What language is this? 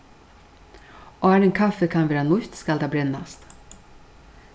Faroese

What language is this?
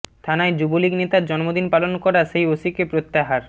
Bangla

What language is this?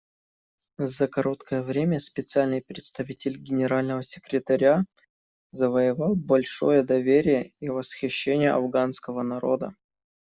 Russian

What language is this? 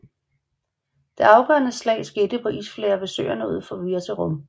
Danish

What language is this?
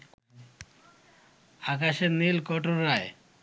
Bangla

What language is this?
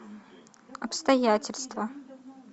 Russian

